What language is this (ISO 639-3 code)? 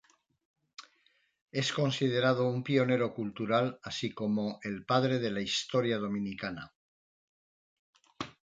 spa